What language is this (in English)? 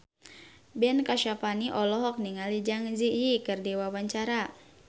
Sundanese